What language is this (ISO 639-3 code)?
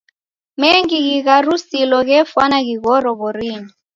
dav